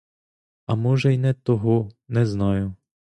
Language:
Ukrainian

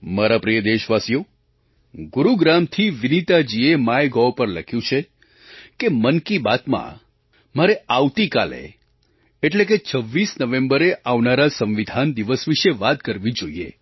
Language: Gujarati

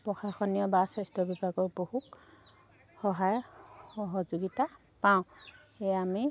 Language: Assamese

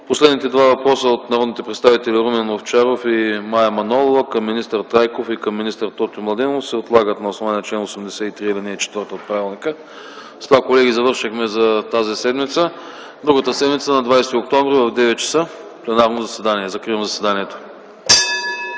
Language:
Bulgarian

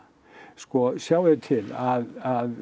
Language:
Icelandic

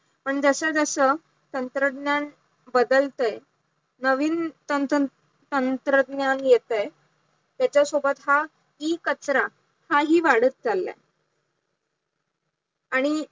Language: Marathi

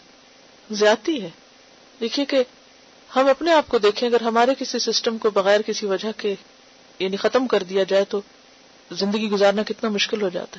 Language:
Urdu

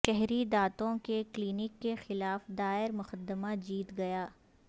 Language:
Urdu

